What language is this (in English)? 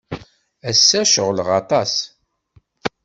Kabyle